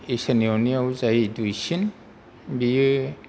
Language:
Bodo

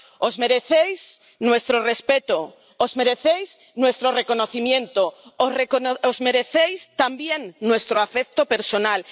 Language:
Spanish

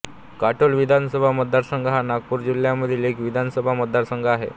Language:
Marathi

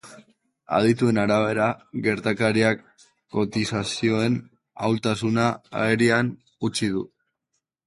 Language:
Basque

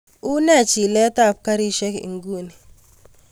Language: Kalenjin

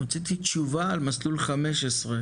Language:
Hebrew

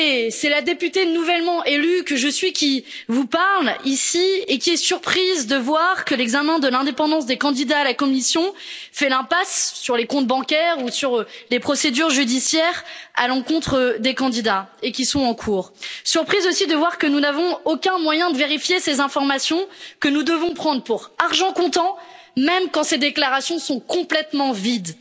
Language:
French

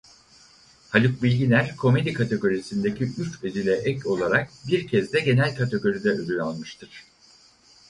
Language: Turkish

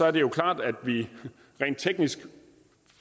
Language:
Danish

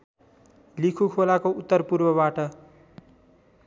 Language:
Nepali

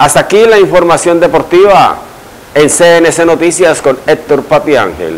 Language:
Spanish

